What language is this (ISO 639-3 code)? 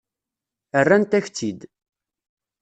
kab